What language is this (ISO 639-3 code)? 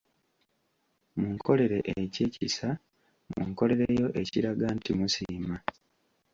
lug